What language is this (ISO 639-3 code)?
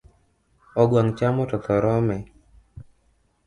luo